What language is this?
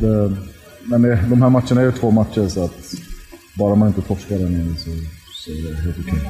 Swedish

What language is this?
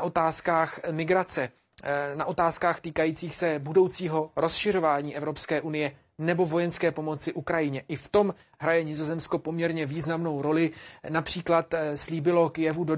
Czech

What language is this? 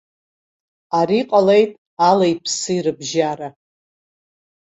Abkhazian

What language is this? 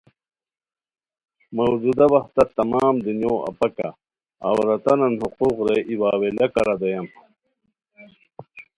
Khowar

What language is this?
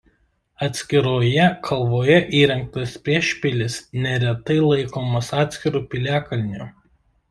Lithuanian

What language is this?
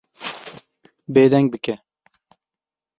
Kurdish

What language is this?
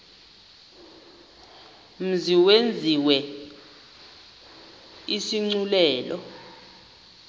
Xhosa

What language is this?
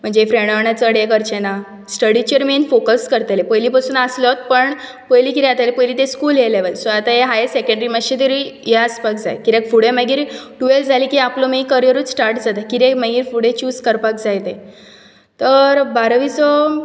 Konkani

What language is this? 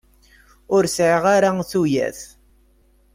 Kabyle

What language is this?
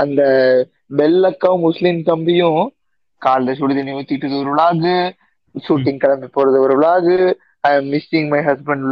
Tamil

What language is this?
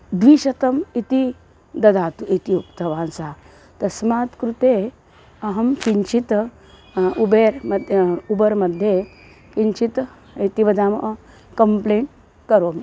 Sanskrit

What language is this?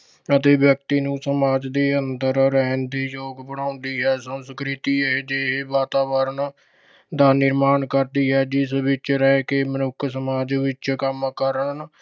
Punjabi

